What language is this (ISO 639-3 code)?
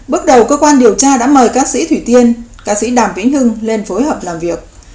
vie